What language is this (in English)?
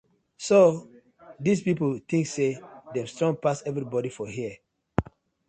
Nigerian Pidgin